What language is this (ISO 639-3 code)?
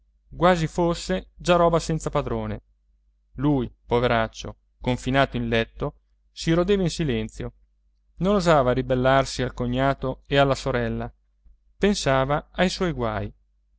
ita